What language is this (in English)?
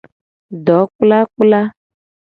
Gen